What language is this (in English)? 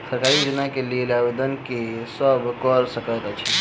Maithili